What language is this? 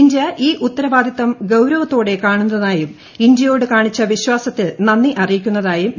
Malayalam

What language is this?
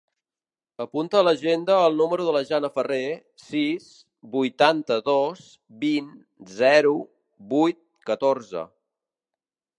Catalan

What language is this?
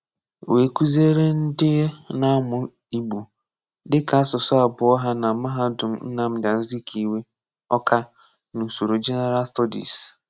Igbo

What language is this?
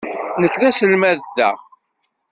Kabyle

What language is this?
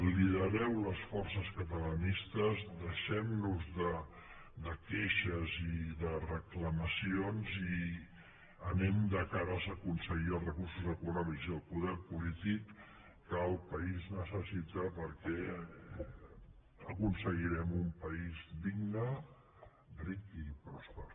Catalan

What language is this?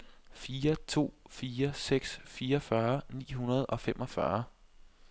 Danish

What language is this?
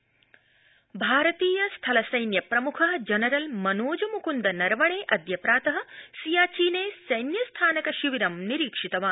Sanskrit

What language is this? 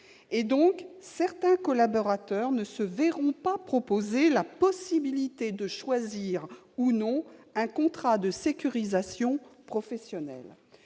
French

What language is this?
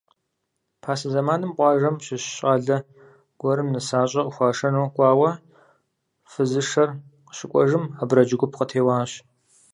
Kabardian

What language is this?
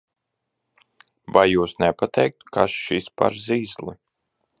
Latvian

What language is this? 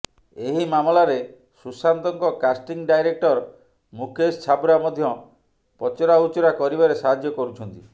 Odia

